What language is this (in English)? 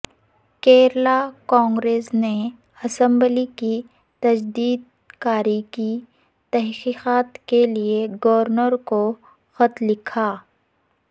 Urdu